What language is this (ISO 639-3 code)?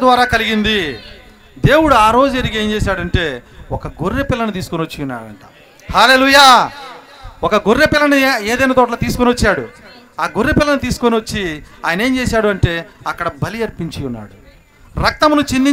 tel